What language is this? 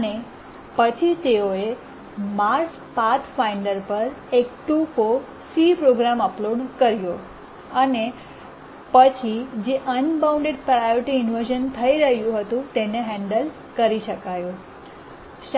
Gujarati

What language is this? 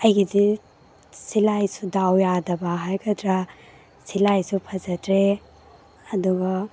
Manipuri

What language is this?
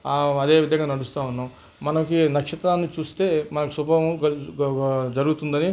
Telugu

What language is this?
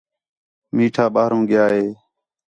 Khetrani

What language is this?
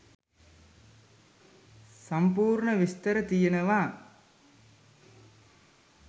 Sinhala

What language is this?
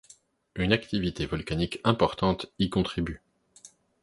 French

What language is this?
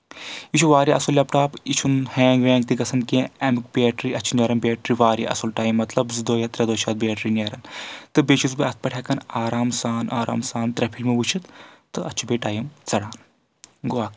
Kashmiri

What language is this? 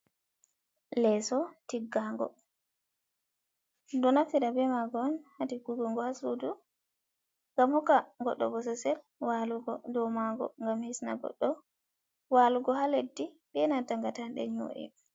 Fula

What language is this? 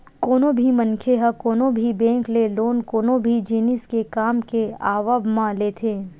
Chhattisgarhi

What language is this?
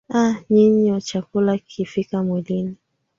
Swahili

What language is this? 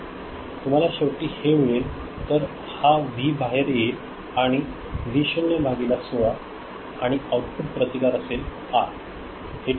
Marathi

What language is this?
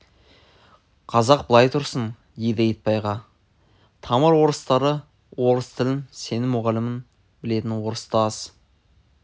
Kazakh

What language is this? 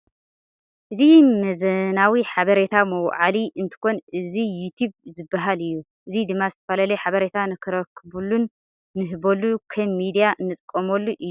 Tigrinya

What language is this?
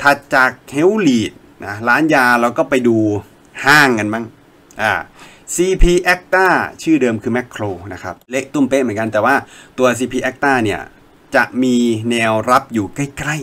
Thai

